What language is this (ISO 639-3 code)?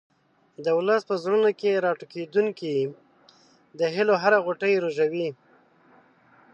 pus